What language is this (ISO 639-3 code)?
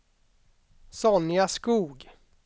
swe